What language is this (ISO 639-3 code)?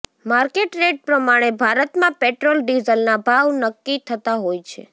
guj